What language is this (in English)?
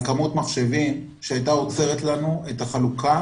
Hebrew